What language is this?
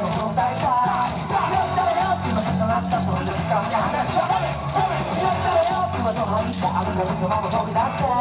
Japanese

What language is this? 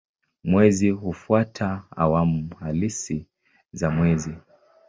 Swahili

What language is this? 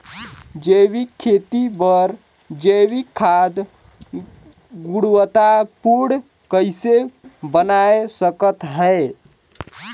Chhattisgarhi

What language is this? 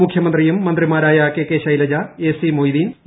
Malayalam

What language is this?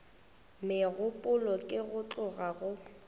Northern Sotho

